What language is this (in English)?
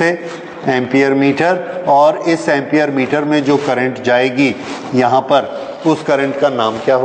Hindi